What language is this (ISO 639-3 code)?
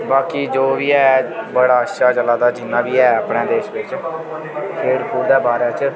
doi